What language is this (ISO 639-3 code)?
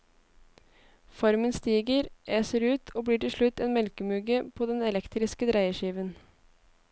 nor